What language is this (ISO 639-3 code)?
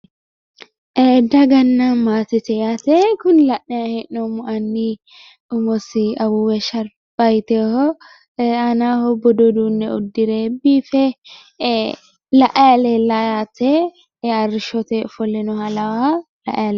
sid